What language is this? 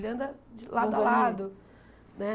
Portuguese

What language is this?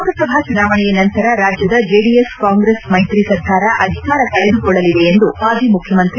Kannada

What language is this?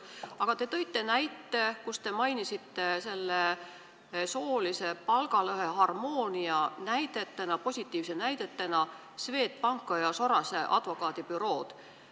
Estonian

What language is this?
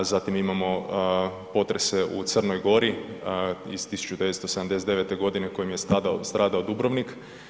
Croatian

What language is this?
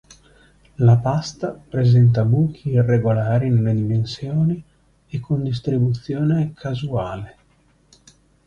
Italian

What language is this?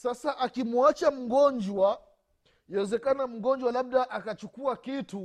Swahili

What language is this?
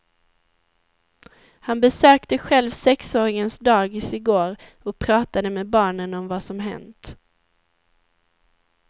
Swedish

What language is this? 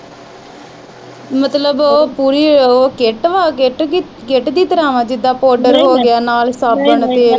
Punjabi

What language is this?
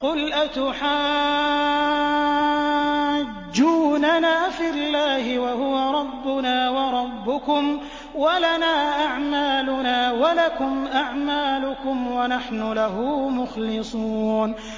Arabic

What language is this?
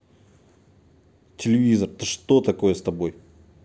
Russian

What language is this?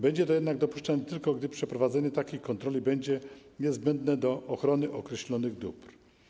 Polish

